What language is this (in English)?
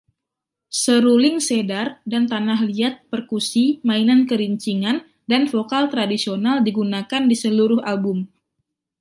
Indonesian